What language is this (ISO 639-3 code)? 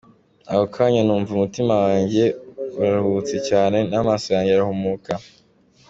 kin